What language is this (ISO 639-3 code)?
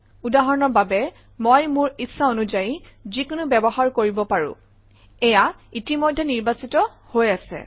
asm